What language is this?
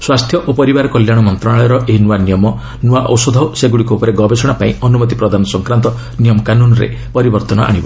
Odia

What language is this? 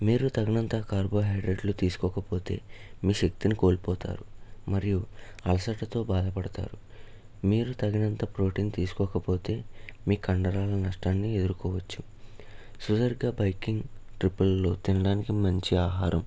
Telugu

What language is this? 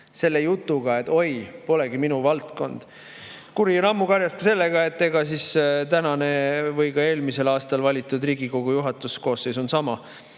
Estonian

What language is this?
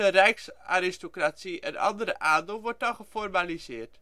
Dutch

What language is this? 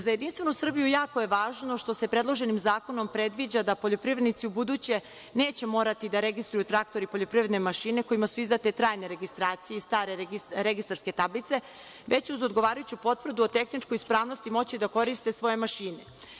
Serbian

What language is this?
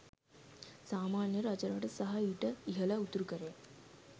Sinhala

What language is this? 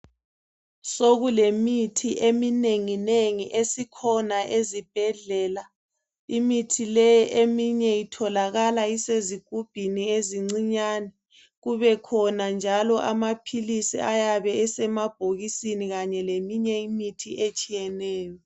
North Ndebele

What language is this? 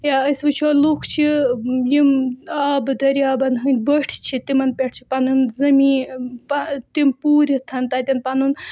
Kashmiri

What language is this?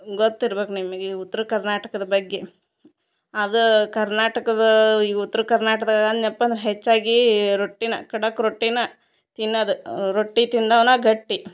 Kannada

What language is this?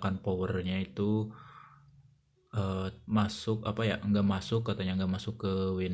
Indonesian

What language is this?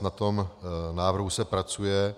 Czech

